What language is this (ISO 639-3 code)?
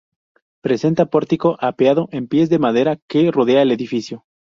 spa